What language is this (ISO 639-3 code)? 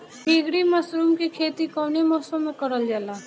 bho